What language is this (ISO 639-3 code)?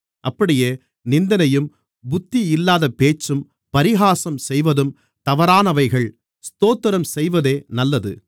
tam